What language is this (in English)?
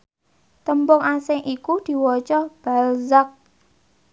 Javanese